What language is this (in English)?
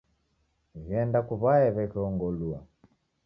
Taita